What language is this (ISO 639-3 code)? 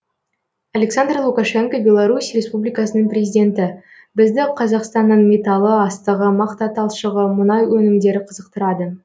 kaz